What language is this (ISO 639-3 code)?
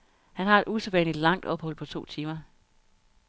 dan